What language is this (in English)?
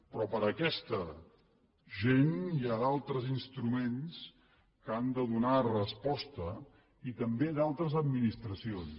Catalan